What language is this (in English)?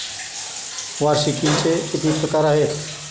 Marathi